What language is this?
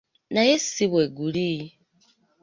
Ganda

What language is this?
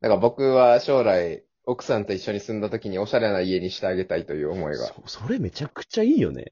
Japanese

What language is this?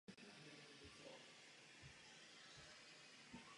Czech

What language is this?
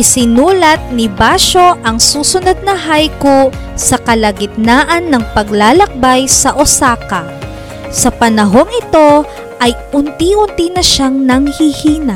Filipino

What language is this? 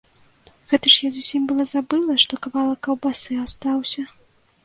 Belarusian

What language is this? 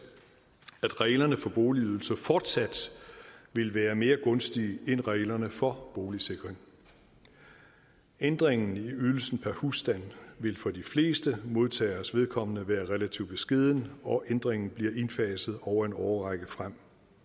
Danish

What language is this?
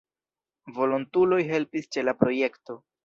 Esperanto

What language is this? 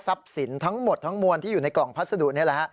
Thai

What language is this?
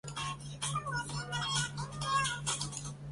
Chinese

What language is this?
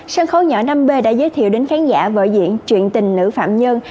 Vietnamese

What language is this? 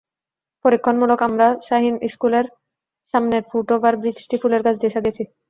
Bangla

